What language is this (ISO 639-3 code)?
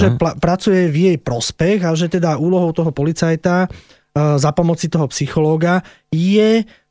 slk